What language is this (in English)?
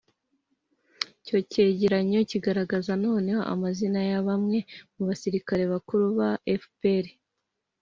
Kinyarwanda